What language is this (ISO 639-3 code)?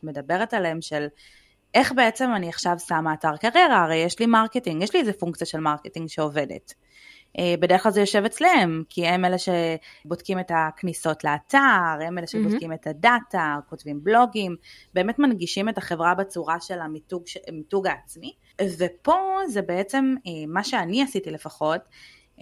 heb